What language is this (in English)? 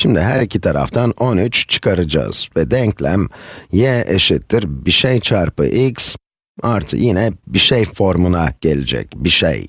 Turkish